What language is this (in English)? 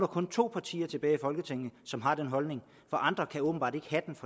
Danish